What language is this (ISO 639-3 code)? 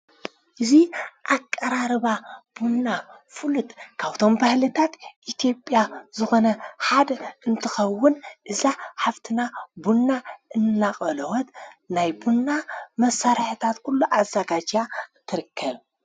tir